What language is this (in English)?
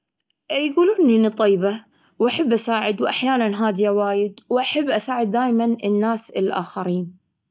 Gulf Arabic